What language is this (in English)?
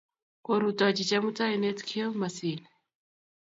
Kalenjin